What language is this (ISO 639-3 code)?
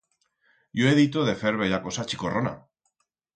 arg